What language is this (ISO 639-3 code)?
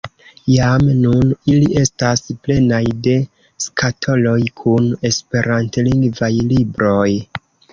epo